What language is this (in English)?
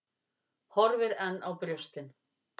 Icelandic